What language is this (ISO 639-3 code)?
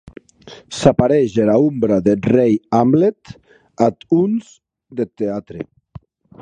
oci